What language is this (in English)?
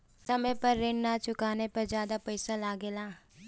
Bhojpuri